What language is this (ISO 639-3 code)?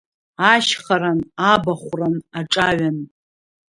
abk